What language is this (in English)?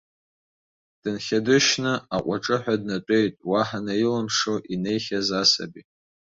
Abkhazian